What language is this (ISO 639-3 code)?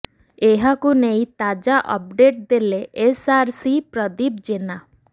ori